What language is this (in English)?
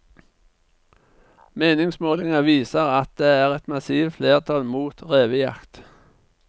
Norwegian